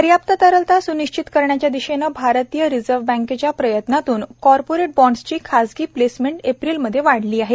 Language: Marathi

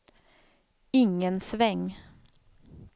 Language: Swedish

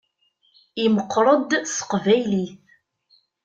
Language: Kabyle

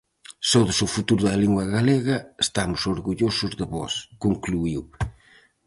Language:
Galician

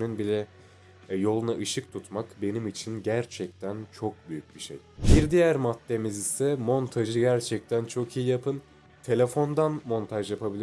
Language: Turkish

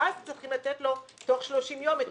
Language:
Hebrew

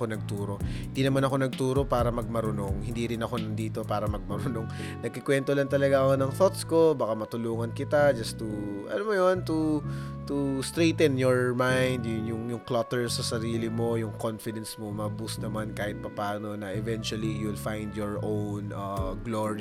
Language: Filipino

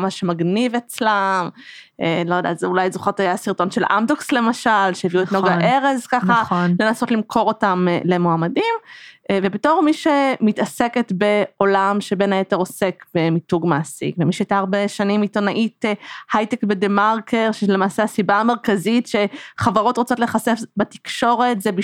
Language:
Hebrew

